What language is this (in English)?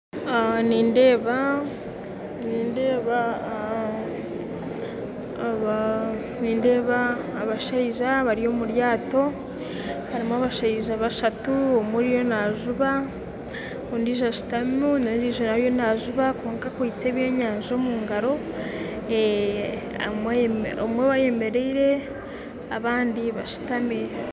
Nyankole